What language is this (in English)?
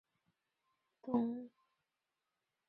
Chinese